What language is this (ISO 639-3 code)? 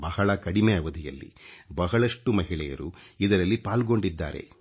kan